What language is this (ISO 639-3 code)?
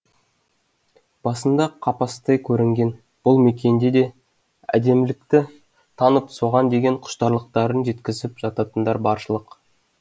kaz